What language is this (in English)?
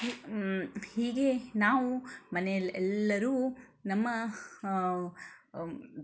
Kannada